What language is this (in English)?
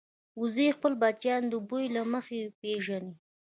Pashto